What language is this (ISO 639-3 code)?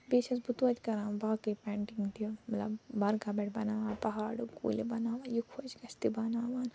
kas